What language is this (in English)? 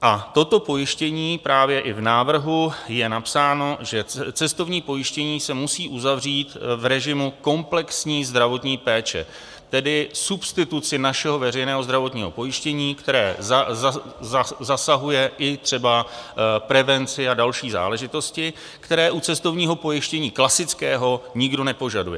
Czech